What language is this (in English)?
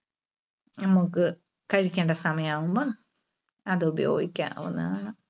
Malayalam